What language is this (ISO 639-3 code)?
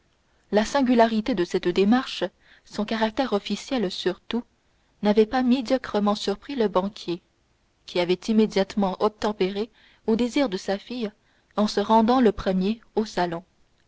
fra